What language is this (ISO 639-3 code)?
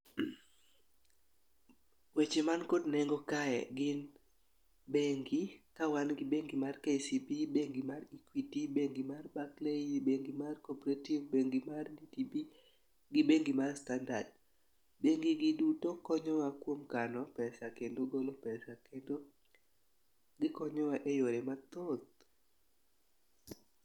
luo